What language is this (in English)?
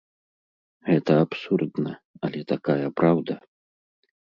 Belarusian